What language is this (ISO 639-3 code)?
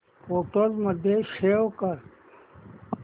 mar